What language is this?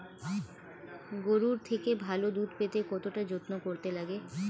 Bangla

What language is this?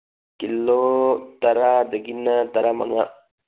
Manipuri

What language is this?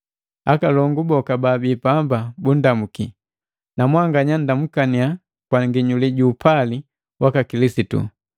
Matengo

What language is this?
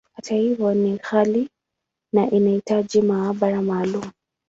Swahili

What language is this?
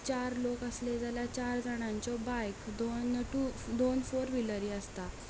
Konkani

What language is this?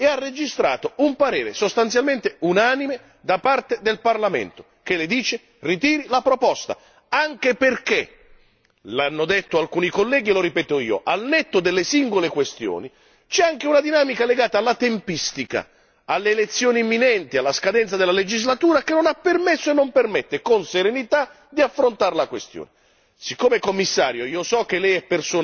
Italian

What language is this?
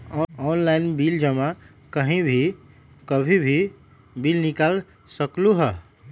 Magahi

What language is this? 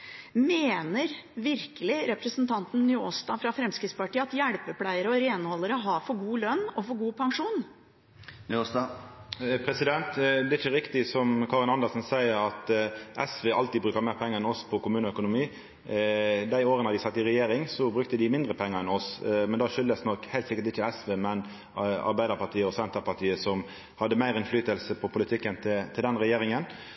Norwegian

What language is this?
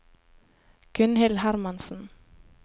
Norwegian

